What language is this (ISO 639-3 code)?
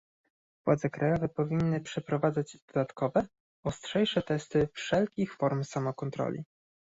pol